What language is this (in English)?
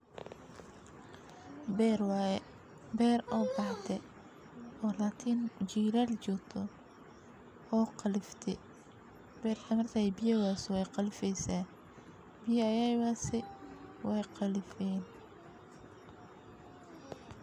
Somali